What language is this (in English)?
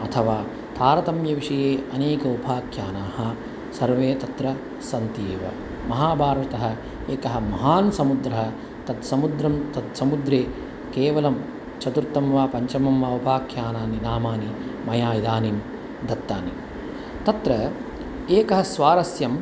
Sanskrit